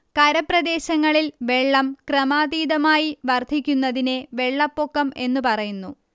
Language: Malayalam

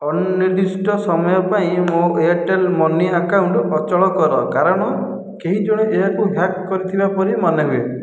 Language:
Odia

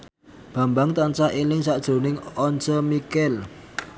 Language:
Javanese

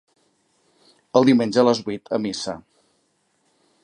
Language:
Catalan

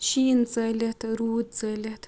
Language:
Kashmiri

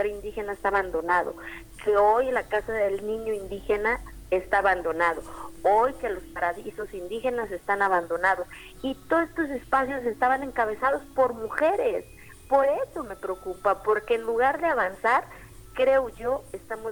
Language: Spanish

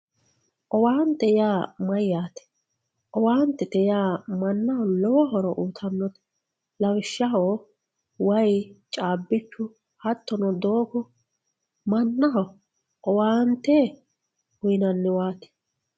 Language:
Sidamo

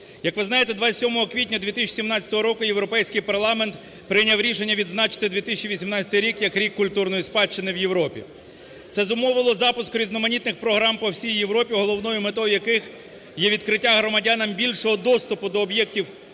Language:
Ukrainian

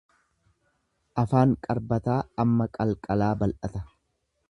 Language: Oromo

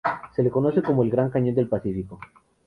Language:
Spanish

